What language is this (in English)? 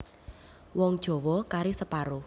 Javanese